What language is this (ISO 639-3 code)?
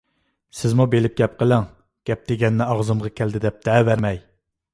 uig